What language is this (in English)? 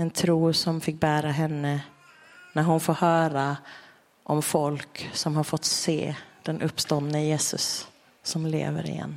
Swedish